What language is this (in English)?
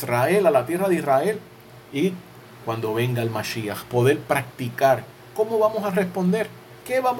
Spanish